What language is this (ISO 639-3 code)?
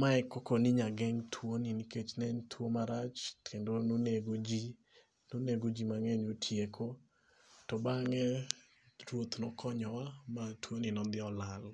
luo